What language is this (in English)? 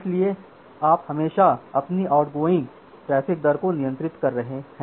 Hindi